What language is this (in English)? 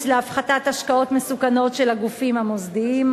Hebrew